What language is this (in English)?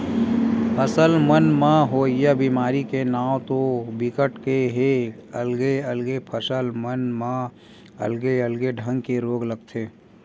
Chhattisgarhi